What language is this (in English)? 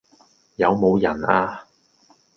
Cantonese